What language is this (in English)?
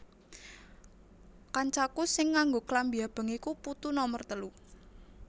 Javanese